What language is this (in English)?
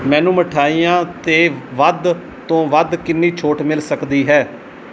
Punjabi